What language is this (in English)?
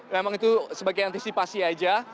Indonesian